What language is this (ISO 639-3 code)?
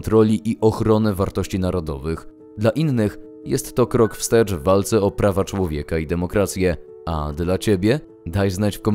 pol